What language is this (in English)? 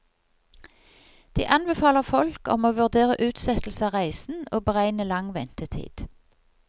Norwegian